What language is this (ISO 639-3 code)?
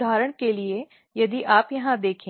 hin